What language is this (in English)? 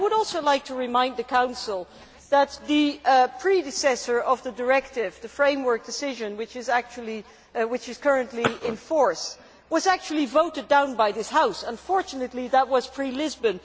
English